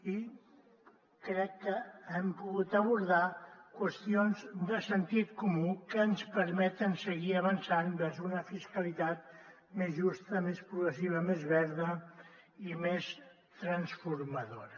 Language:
Catalan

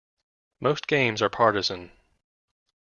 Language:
English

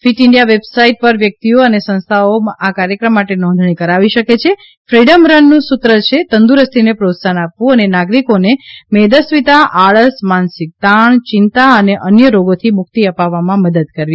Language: Gujarati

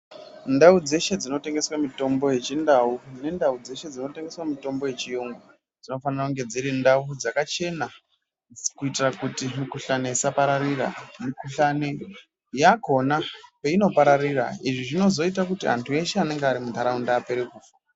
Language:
Ndau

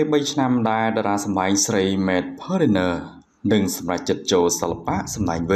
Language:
Thai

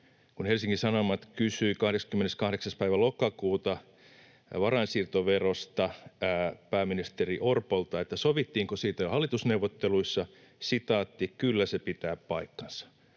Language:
Finnish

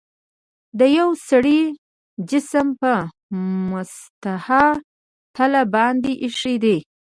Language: Pashto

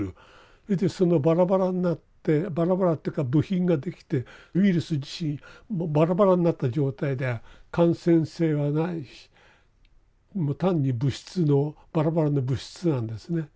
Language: Japanese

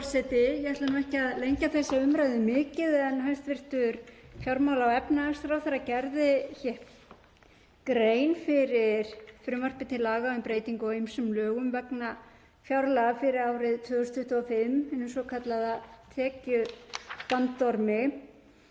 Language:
Icelandic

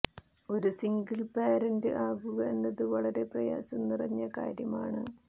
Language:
Malayalam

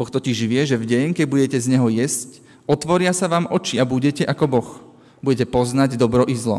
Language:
Slovak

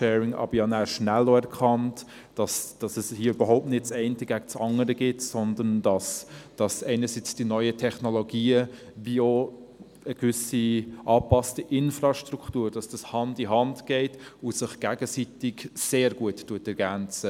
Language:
Swiss German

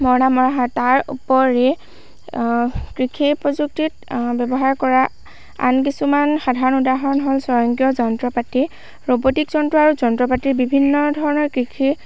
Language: Assamese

